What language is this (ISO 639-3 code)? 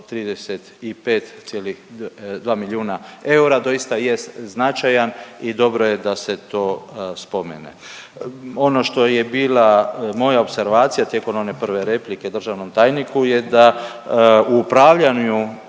hrv